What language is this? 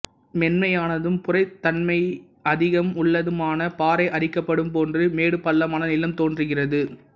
Tamil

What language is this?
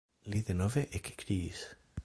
Esperanto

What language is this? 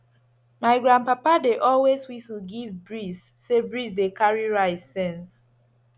Nigerian Pidgin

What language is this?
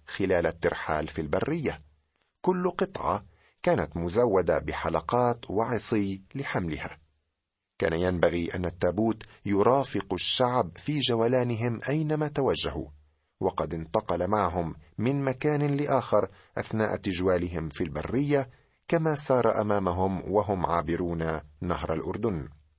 Arabic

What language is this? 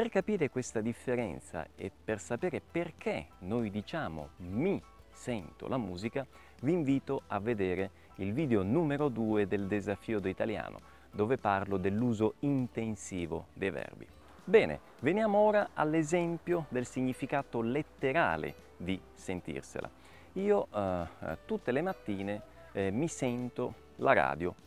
Italian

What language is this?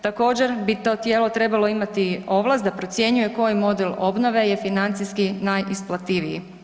Croatian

